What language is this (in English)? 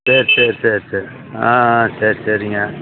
Tamil